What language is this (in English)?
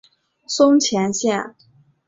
Chinese